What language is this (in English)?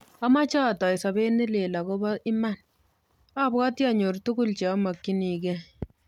Kalenjin